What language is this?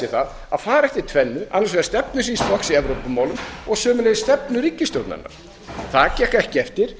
Icelandic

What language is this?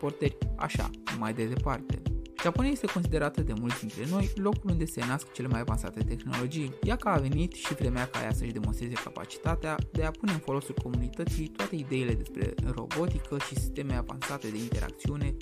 Romanian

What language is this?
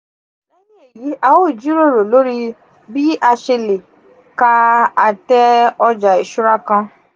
Yoruba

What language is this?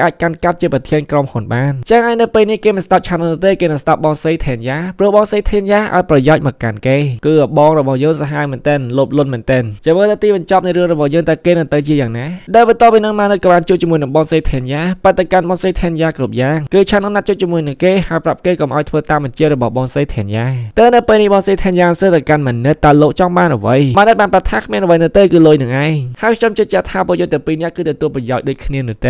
Thai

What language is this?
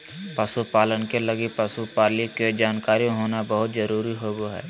Magahi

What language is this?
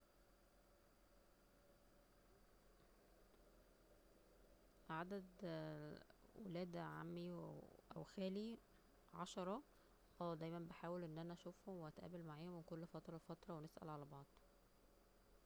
Egyptian Arabic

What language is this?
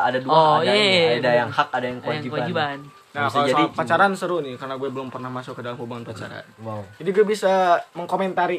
Indonesian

